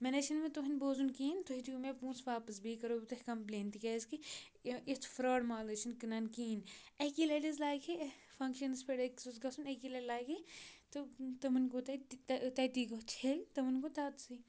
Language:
Kashmiri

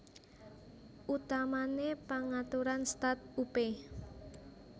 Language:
Javanese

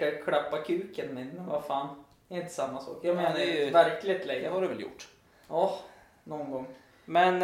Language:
Swedish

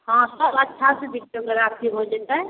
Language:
Maithili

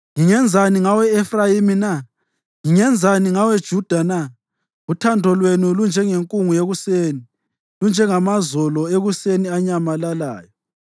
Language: North Ndebele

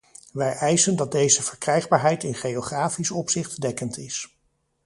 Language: Dutch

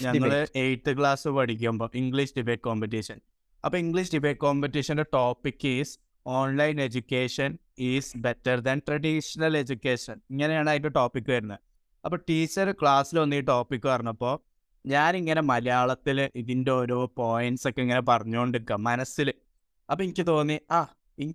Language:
Malayalam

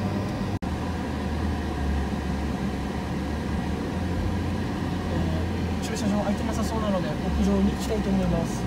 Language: Japanese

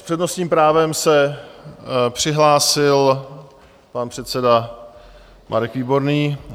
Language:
Czech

